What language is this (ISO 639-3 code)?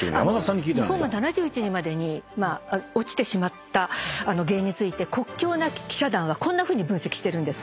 jpn